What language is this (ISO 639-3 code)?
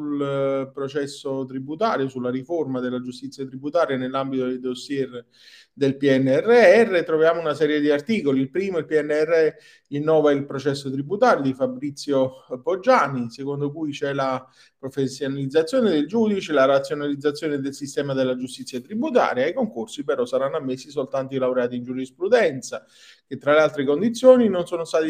ita